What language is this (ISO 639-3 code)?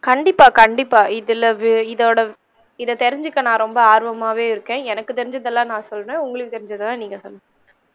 tam